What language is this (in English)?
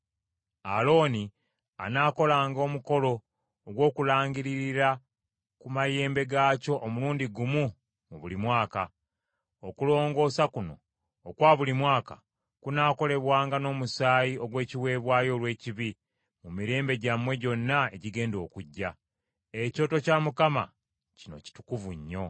Ganda